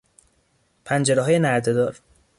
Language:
Persian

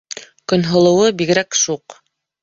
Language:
Bashkir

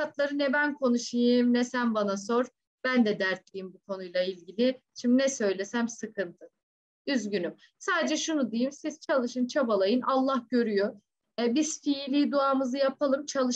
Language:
Turkish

